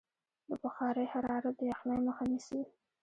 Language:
Pashto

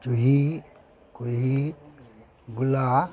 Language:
Manipuri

